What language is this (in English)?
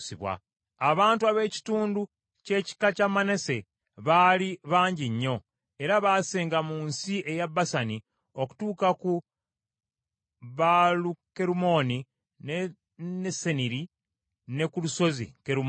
Ganda